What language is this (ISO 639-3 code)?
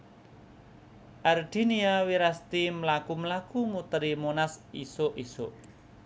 jav